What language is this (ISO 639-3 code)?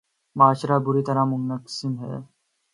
urd